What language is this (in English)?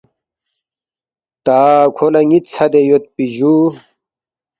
Balti